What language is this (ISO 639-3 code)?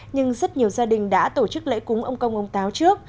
vie